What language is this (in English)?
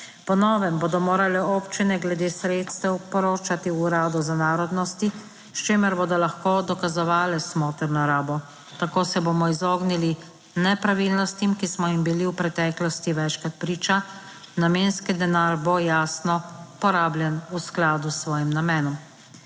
Slovenian